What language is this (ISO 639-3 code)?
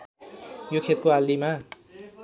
nep